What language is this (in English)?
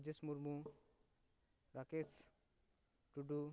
Santali